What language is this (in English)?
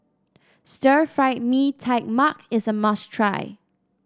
English